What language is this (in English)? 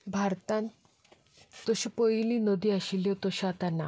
Konkani